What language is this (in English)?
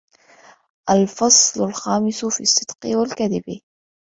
Arabic